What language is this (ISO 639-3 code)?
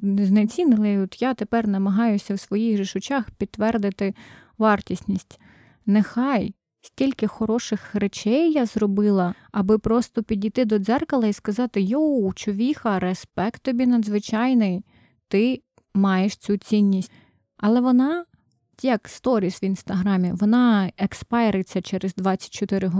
ukr